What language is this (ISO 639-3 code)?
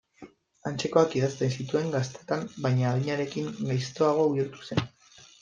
eus